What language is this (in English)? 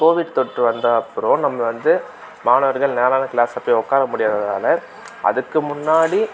Tamil